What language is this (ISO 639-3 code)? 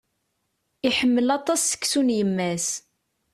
kab